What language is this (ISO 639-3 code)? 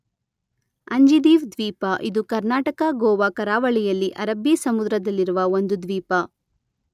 kan